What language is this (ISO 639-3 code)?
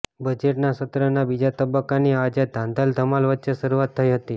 guj